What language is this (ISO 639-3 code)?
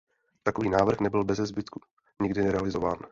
ces